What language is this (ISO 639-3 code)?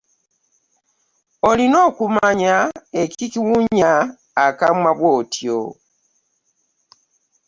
lug